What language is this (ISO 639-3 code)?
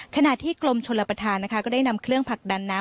tha